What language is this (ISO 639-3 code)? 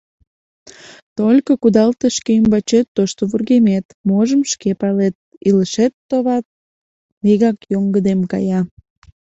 chm